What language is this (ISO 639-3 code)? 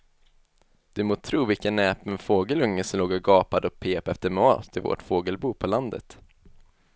swe